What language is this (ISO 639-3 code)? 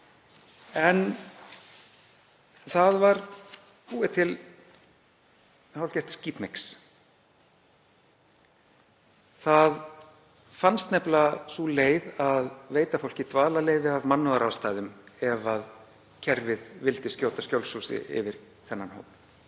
isl